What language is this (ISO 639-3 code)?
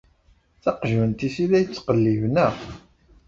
kab